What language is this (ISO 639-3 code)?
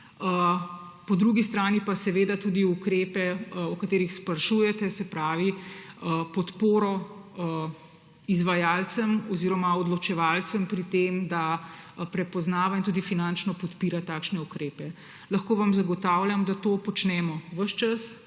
slv